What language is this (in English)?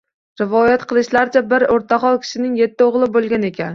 Uzbek